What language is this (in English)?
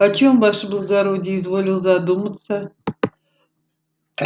Russian